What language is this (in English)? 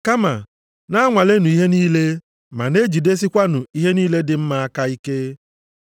Igbo